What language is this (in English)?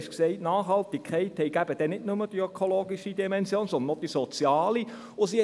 Swiss German